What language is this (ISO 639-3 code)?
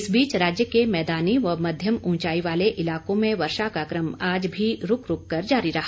hin